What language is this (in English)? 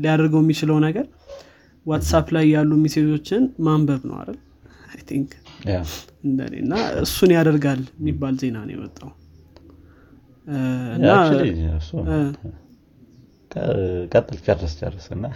Amharic